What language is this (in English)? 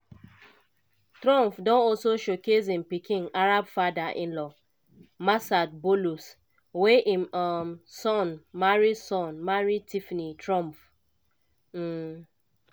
Nigerian Pidgin